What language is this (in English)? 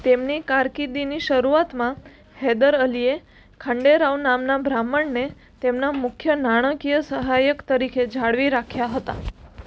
Gujarati